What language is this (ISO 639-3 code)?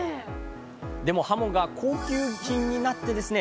jpn